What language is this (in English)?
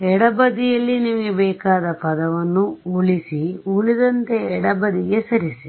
Kannada